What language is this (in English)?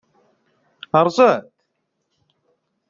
Kabyle